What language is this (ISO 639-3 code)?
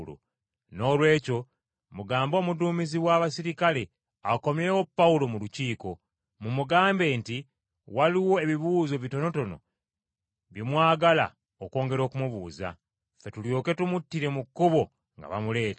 lug